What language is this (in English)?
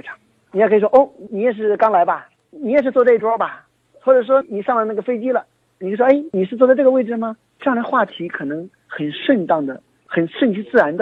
Chinese